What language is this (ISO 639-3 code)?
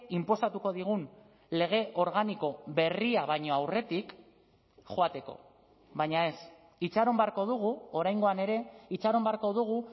eus